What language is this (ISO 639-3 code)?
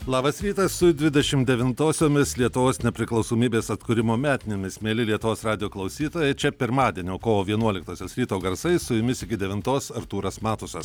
lit